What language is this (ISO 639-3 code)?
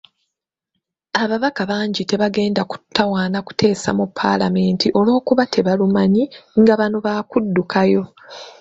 lug